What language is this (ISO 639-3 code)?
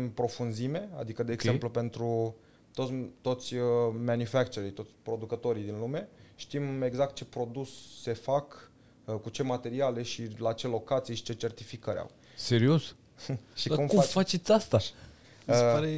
ron